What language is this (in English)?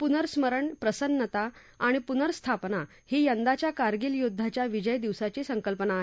Marathi